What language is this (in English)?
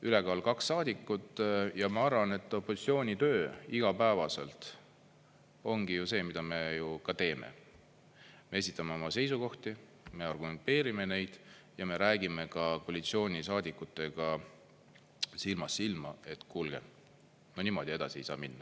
Estonian